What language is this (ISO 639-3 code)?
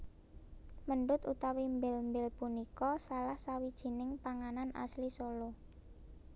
jav